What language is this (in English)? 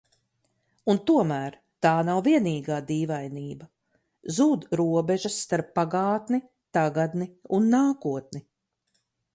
Latvian